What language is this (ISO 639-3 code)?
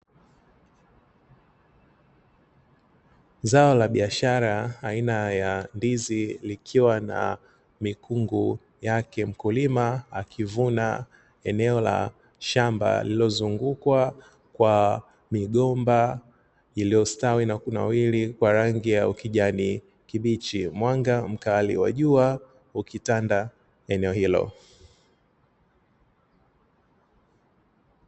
swa